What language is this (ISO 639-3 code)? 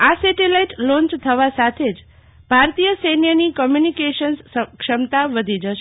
guj